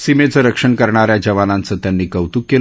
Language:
Marathi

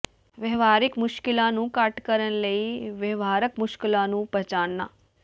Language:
Punjabi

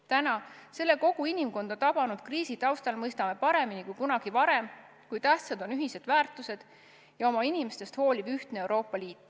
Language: Estonian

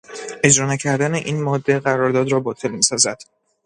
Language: Persian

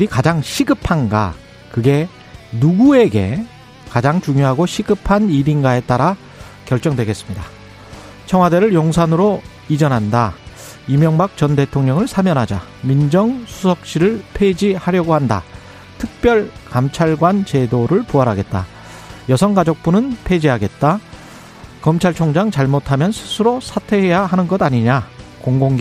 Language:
Korean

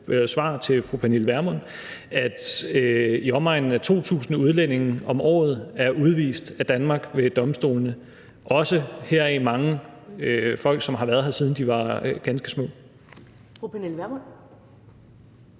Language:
Danish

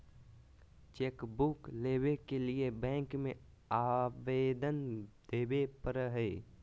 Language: Magahi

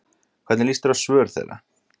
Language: Icelandic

